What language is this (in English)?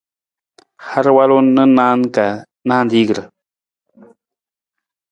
Nawdm